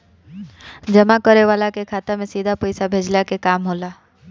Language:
Bhojpuri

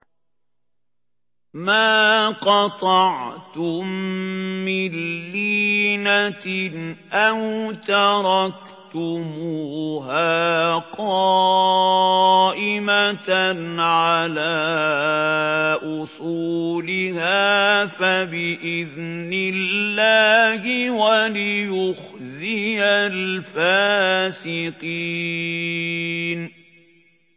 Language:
Arabic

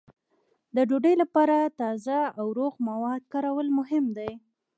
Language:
Pashto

